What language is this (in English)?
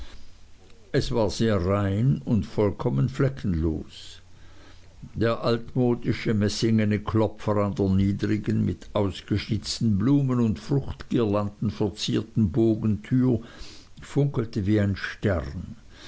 German